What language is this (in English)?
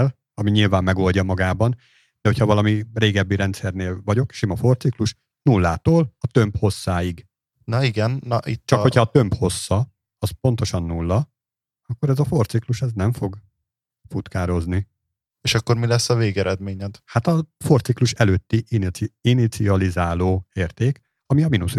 Hungarian